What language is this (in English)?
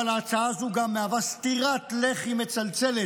Hebrew